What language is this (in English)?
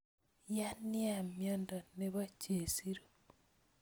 Kalenjin